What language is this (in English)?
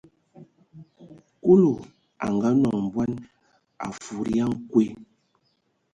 Ewondo